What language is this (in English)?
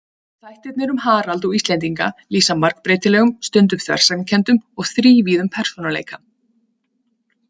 Icelandic